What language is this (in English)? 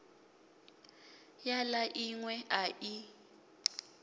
Venda